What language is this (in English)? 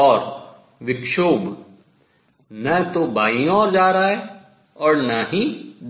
Hindi